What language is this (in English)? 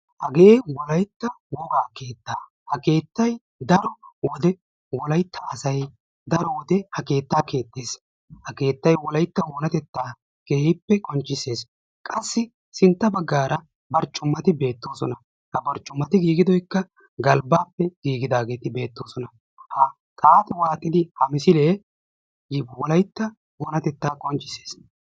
Wolaytta